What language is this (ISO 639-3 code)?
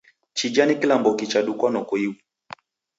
dav